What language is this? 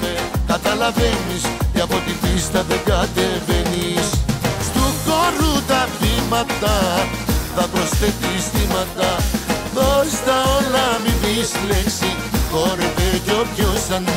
Greek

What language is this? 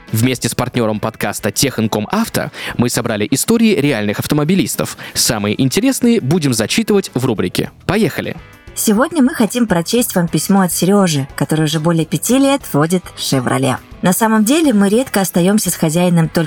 Russian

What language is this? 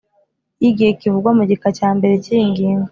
Kinyarwanda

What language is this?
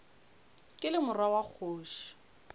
Northern Sotho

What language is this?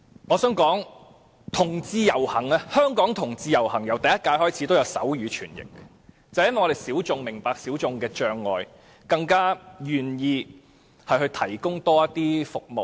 Cantonese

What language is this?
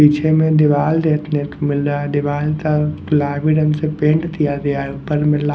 Hindi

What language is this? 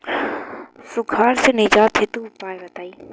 Bhojpuri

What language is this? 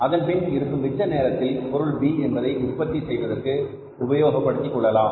Tamil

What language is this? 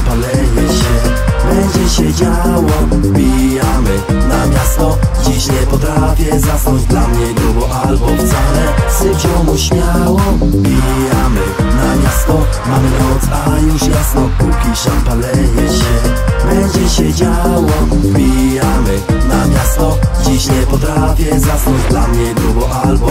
Polish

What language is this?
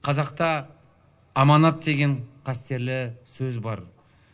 Kazakh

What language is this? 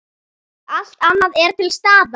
Icelandic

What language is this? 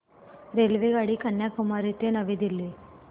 Marathi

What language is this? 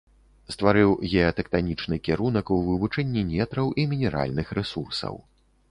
Belarusian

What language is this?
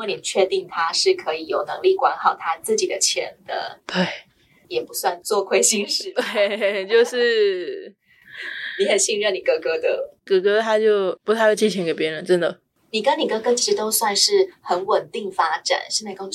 Chinese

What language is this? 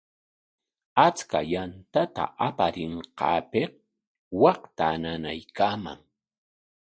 Corongo Ancash Quechua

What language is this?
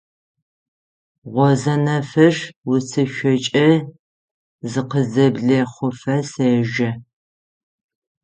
Adyghe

